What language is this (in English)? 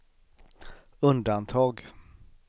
Swedish